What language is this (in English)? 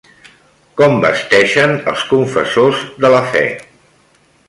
Catalan